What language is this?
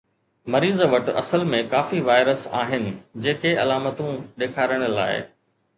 Sindhi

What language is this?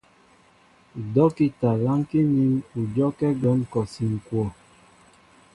Mbo (Cameroon)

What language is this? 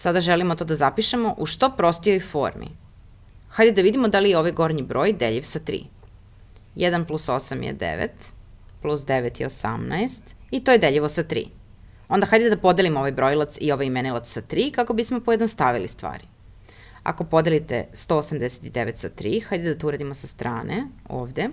Italian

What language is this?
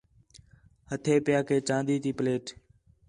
Khetrani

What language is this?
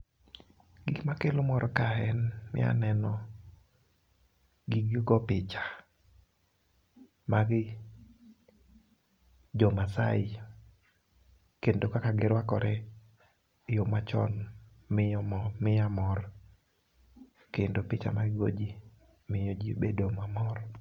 Luo (Kenya and Tanzania)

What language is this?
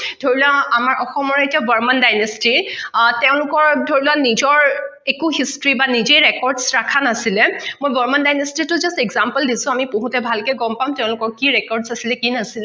Assamese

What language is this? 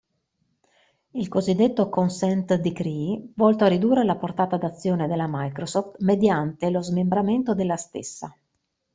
Italian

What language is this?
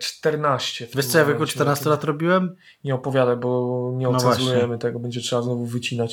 Polish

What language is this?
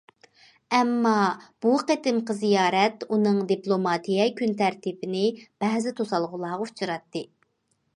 Uyghur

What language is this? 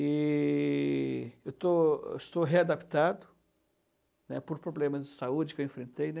Portuguese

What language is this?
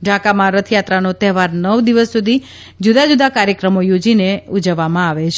Gujarati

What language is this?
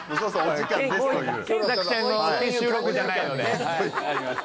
Japanese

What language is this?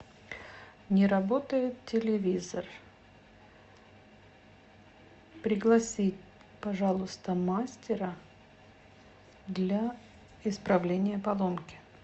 Russian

